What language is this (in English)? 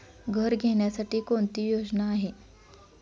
Marathi